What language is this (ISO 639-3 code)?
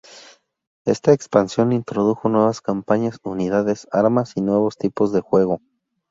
spa